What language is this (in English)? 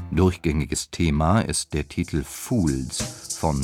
German